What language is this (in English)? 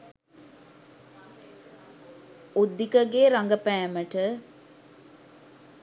Sinhala